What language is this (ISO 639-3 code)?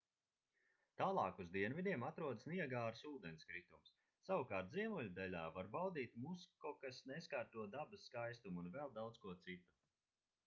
lav